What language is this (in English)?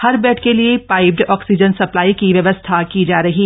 Hindi